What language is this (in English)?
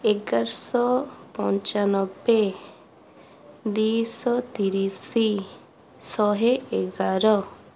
Odia